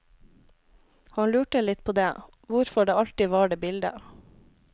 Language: Norwegian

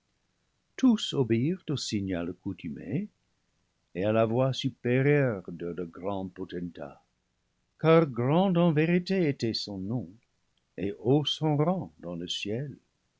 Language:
French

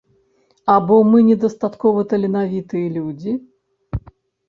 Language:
Belarusian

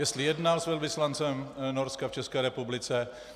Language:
Czech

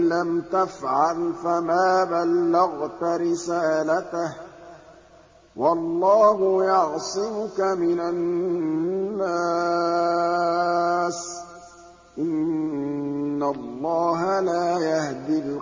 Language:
Arabic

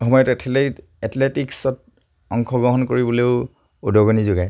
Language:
Assamese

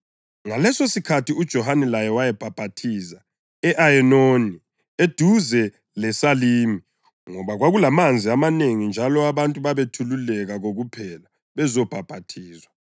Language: North Ndebele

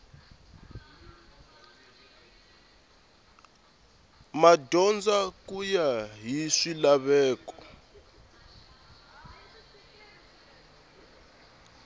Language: Tsonga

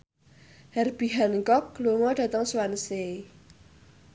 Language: Javanese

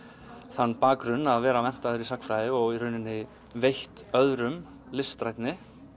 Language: Icelandic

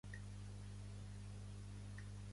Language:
Catalan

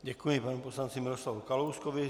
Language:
Czech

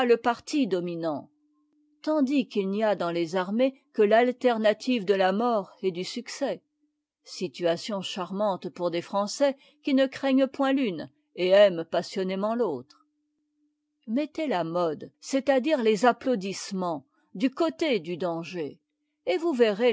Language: French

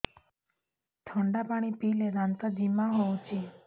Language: Odia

